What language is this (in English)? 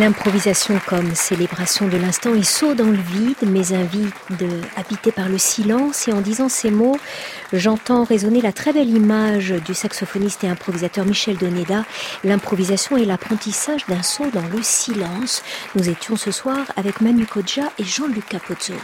French